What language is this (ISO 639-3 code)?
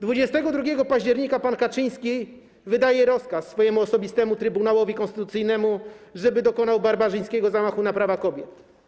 pol